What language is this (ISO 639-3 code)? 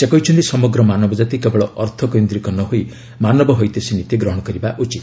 ori